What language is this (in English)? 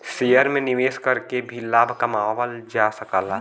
Bhojpuri